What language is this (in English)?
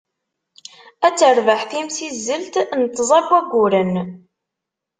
Kabyle